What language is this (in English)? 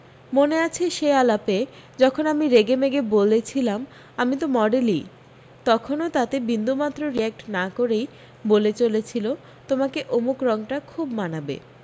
Bangla